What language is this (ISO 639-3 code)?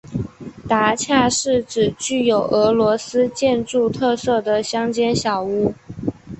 zho